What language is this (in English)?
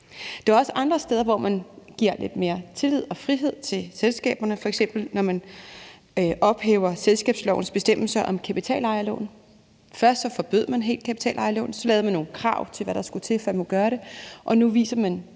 Danish